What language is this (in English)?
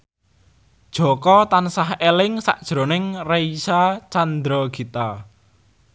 Javanese